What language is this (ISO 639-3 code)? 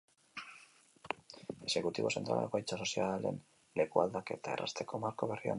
eus